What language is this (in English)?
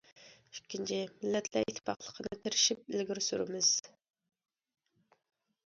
Uyghur